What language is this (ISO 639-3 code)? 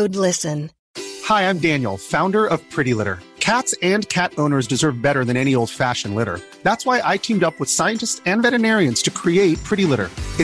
fas